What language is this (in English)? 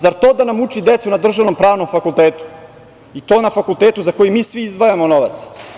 Serbian